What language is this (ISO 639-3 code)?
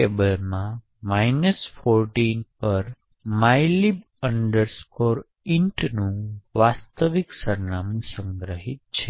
guj